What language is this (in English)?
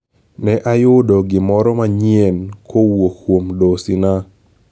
Luo (Kenya and Tanzania)